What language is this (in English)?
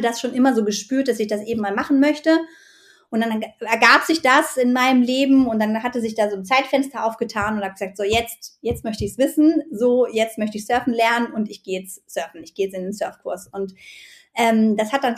German